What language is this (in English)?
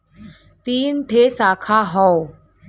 Bhojpuri